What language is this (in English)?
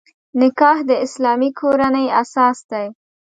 Pashto